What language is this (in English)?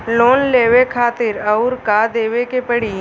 Bhojpuri